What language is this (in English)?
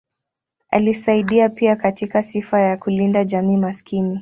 Swahili